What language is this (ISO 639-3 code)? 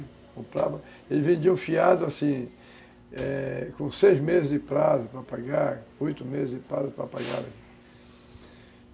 por